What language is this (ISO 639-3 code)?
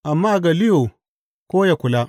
hau